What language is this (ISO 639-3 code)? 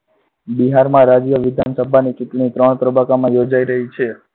guj